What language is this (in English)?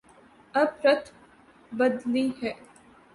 Urdu